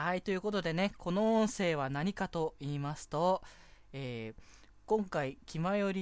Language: Japanese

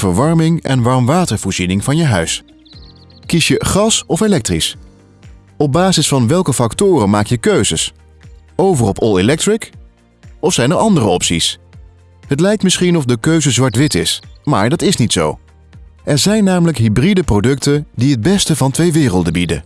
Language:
Dutch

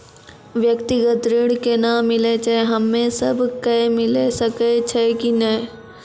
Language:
Maithili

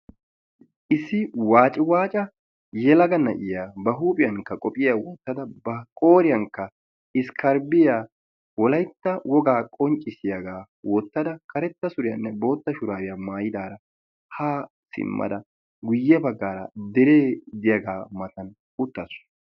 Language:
Wolaytta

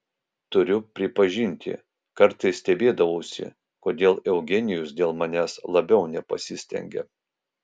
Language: Lithuanian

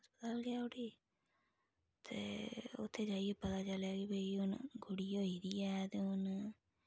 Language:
Dogri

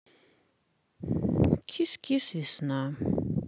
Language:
Russian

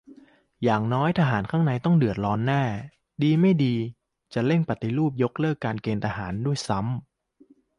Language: Thai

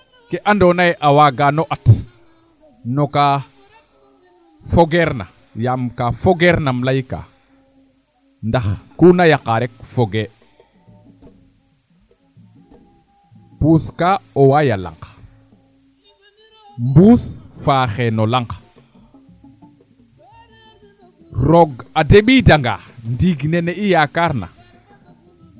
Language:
Serer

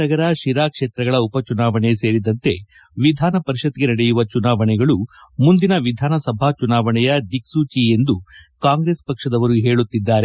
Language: Kannada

